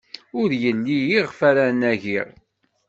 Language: Kabyle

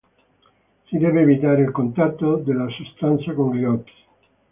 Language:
Italian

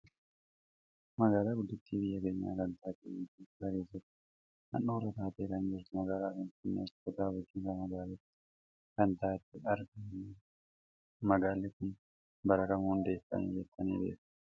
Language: Oromo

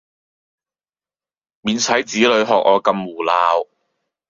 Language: Cantonese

